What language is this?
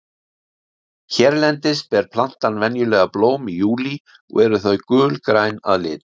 Icelandic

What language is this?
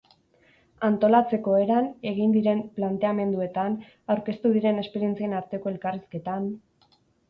Basque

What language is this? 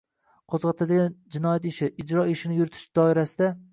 Uzbek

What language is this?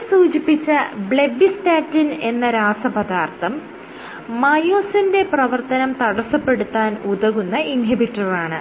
Malayalam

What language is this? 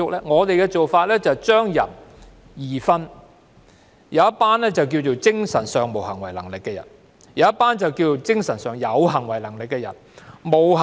Cantonese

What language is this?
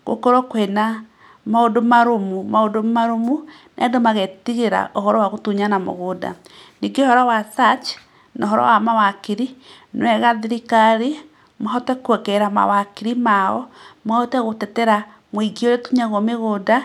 Kikuyu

